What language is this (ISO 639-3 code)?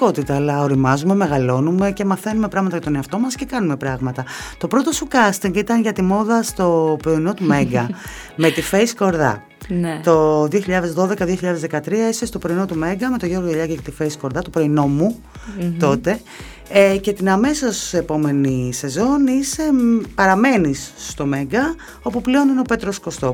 ell